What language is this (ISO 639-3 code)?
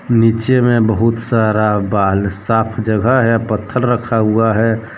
hin